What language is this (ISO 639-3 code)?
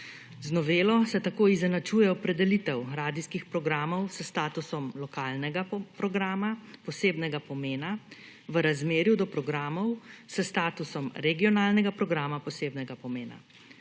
slv